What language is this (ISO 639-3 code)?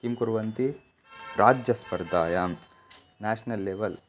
san